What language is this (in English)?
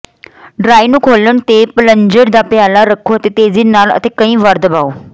Punjabi